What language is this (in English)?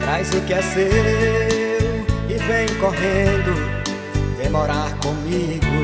Portuguese